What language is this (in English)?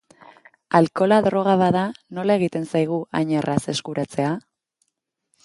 Basque